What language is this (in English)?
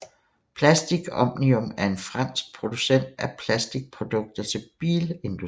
Danish